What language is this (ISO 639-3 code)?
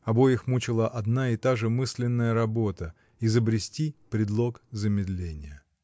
rus